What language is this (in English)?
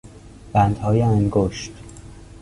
Persian